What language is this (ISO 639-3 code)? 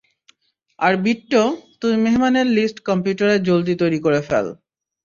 ben